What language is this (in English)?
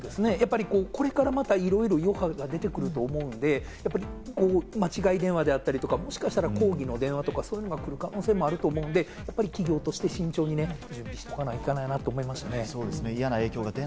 Japanese